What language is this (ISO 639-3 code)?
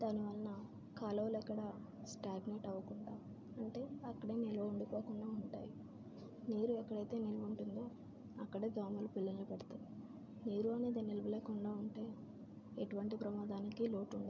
tel